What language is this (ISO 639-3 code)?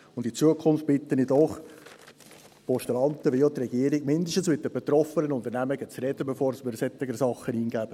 gsw